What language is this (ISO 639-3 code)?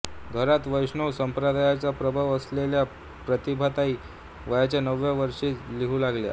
mar